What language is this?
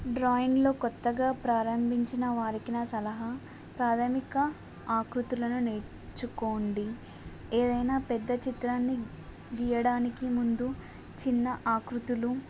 Telugu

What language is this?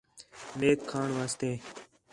Khetrani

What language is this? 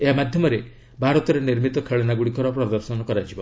Odia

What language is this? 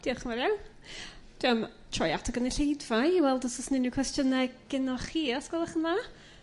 Welsh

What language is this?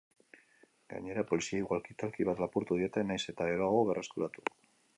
Basque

